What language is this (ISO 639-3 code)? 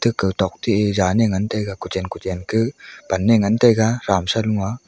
nnp